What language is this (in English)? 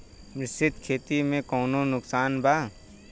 Bhojpuri